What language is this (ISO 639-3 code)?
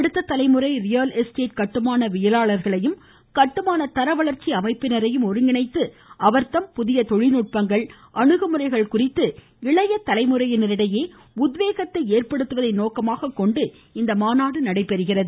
tam